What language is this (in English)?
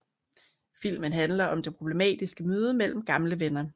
Danish